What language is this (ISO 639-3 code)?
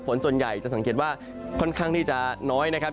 tha